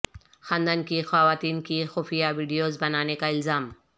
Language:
Urdu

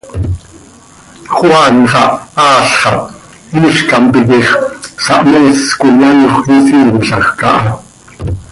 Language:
Seri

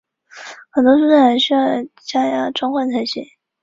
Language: Chinese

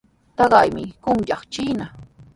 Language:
Sihuas Ancash Quechua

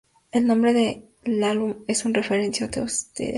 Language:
Spanish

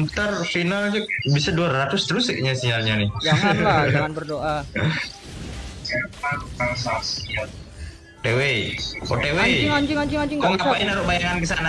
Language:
Indonesian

